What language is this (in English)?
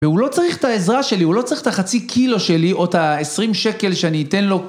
Hebrew